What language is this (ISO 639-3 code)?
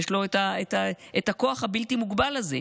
heb